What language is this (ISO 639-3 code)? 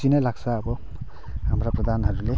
nep